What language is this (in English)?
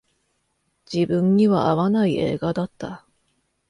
Japanese